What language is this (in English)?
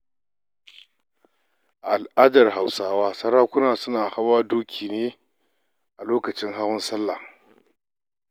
Hausa